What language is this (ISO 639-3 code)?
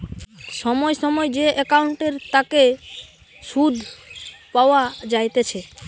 ben